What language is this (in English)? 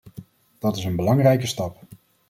Dutch